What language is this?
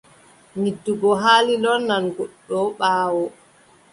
Adamawa Fulfulde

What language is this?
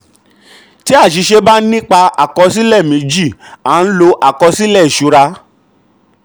Yoruba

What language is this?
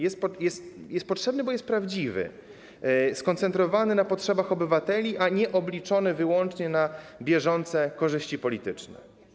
Polish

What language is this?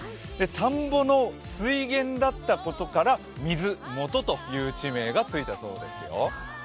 Japanese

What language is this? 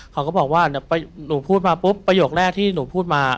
Thai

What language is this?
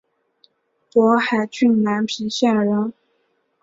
Chinese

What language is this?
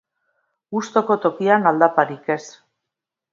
Basque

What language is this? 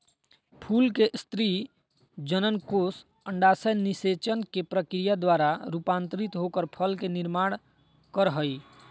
Magahi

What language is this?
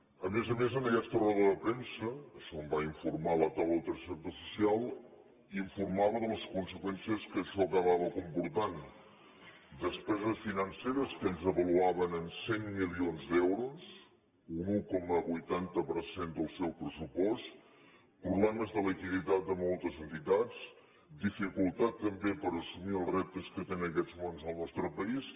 Catalan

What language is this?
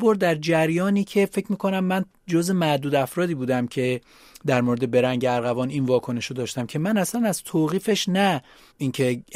Persian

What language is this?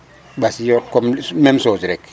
Serer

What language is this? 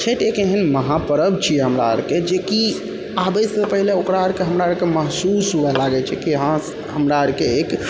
Maithili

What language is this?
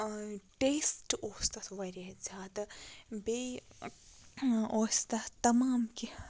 Kashmiri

